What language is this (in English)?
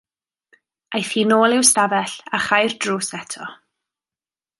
Welsh